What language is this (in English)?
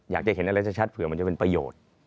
Thai